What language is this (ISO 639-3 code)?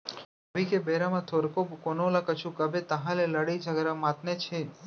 hne